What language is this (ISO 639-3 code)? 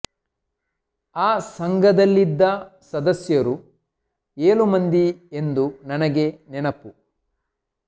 kan